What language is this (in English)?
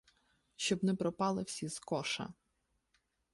Ukrainian